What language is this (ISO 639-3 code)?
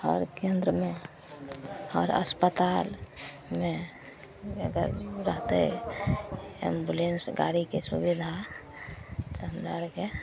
mai